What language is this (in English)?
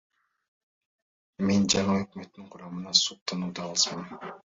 Kyrgyz